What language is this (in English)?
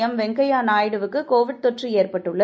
Tamil